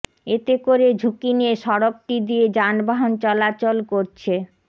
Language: Bangla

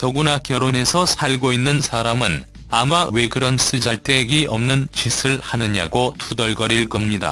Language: Korean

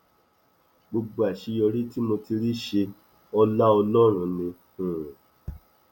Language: Yoruba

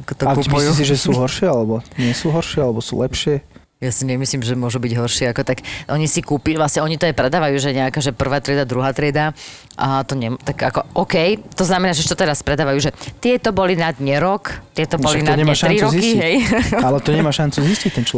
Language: Slovak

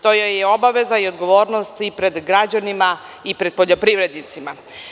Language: Serbian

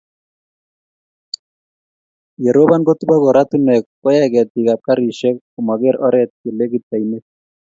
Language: Kalenjin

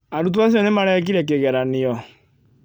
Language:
Kikuyu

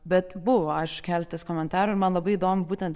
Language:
Lithuanian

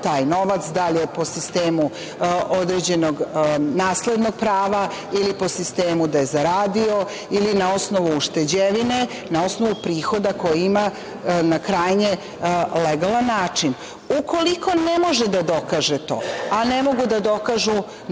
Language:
Serbian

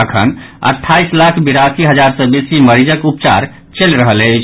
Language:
Maithili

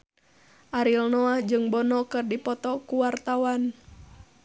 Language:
Sundanese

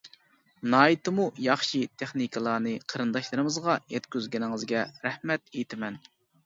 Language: Uyghur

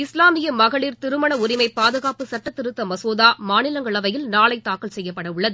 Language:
Tamil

